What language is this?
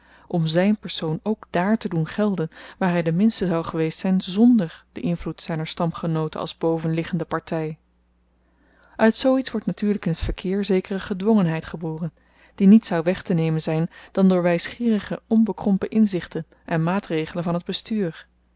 Dutch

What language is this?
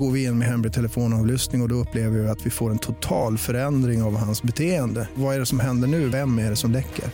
Swedish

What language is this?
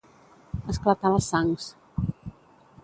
Catalan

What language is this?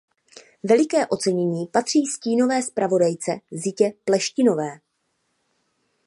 Czech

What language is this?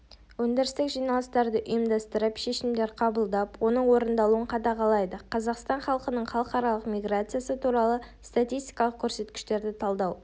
Kazakh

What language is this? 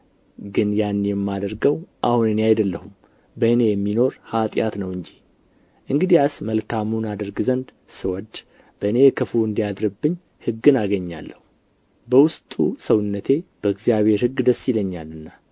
Amharic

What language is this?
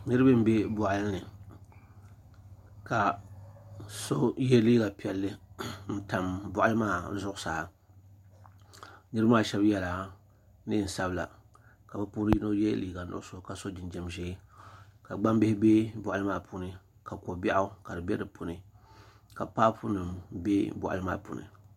Dagbani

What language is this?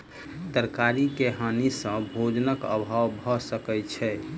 Maithili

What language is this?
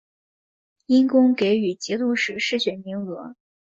Chinese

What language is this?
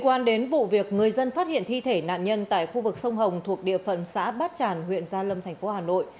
Vietnamese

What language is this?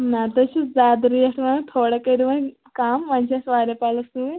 Kashmiri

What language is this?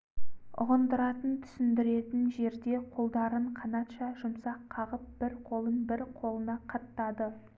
Kazakh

